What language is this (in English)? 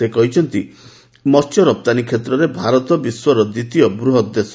Odia